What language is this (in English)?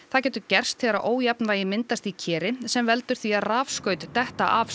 Icelandic